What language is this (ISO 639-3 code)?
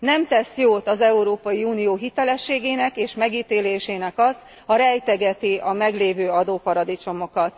hun